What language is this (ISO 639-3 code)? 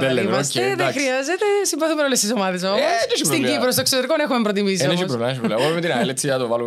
ell